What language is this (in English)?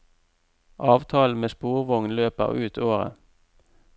Norwegian